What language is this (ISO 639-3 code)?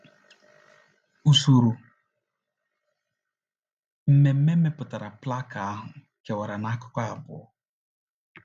ibo